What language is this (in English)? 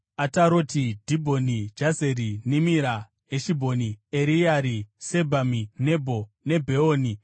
Shona